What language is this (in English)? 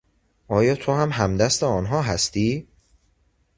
Persian